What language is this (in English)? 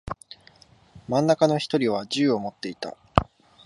Japanese